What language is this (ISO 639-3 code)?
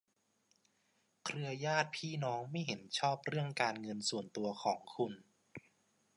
tha